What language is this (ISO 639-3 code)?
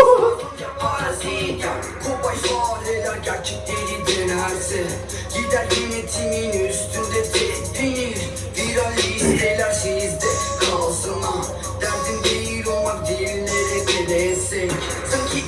tur